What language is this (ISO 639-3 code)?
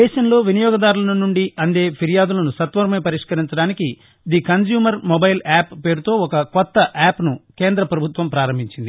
tel